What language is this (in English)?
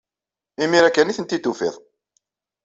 Kabyle